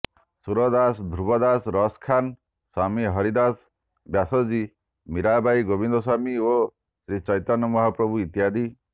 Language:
Odia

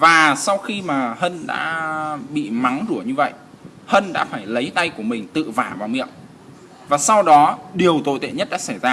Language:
Vietnamese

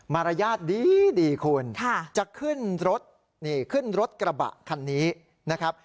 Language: Thai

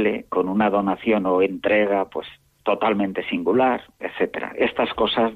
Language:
Spanish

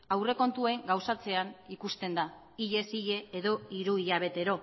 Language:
Basque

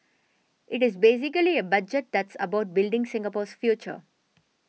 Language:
English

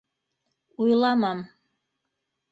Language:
Bashkir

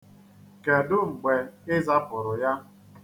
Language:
Igbo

